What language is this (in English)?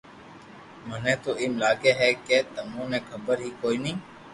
Loarki